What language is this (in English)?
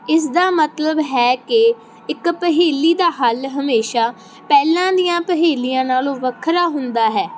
Punjabi